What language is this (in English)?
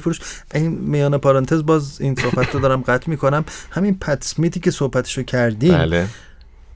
Persian